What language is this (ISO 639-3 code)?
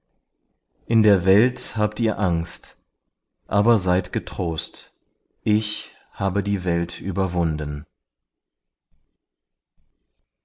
deu